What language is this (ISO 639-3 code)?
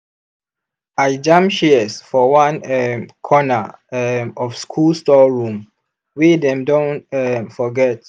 pcm